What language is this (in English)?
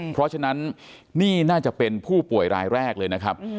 Thai